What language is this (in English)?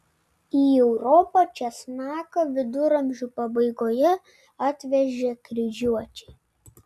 Lithuanian